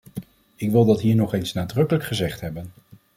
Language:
Dutch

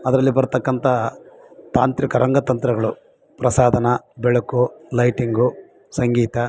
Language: Kannada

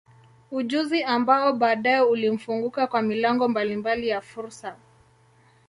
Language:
Swahili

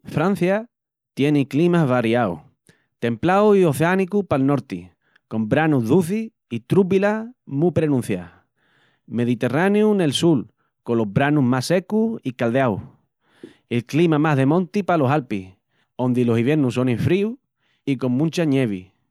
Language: Extremaduran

